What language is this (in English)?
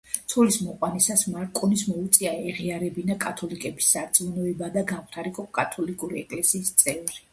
Georgian